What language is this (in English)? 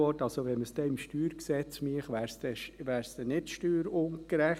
Swiss German